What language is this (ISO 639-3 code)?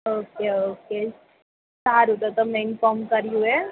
guj